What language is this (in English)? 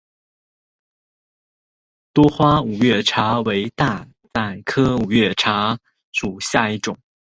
Chinese